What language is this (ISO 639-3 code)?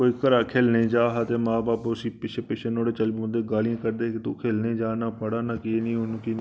doi